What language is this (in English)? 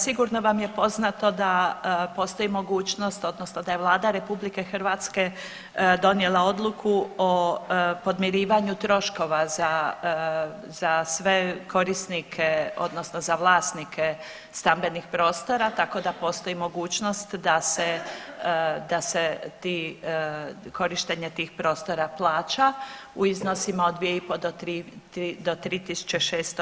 Croatian